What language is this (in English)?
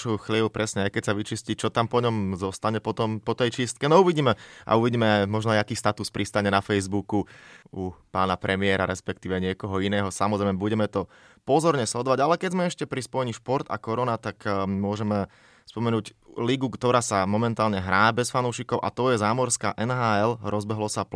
Slovak